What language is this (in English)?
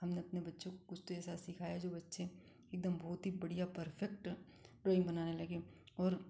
Hindi